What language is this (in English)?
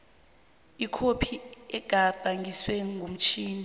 South Ndebele